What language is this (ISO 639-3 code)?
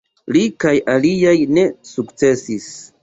epo